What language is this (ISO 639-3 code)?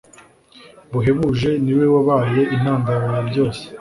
kin